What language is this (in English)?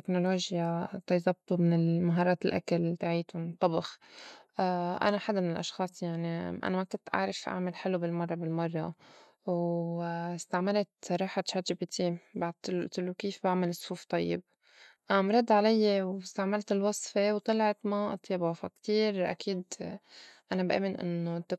North Levantine Arabic